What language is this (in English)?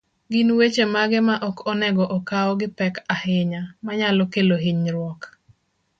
Luo (Kenya and Tanzania)